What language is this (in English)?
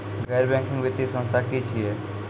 Maithili